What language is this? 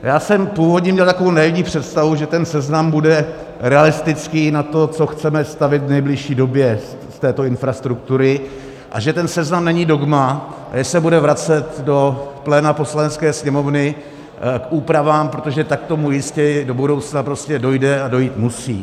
Czech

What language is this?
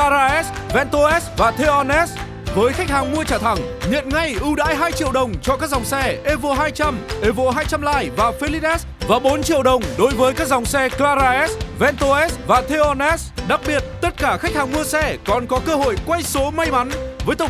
Vietnamese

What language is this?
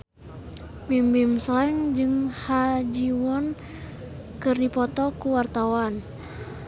Sundanese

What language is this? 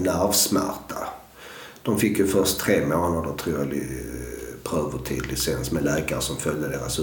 Swedish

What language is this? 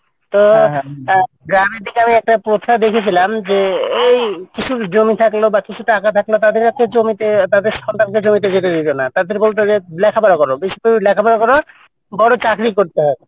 Bangla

